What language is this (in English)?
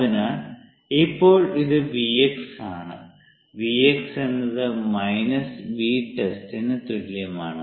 Malayalam